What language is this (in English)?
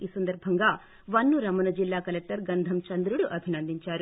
Telugu